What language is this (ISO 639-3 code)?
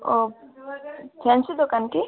ori